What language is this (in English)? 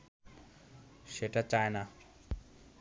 Bangla